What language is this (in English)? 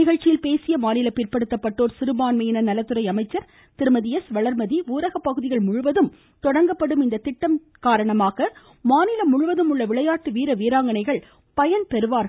Tamil